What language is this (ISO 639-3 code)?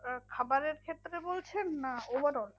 ben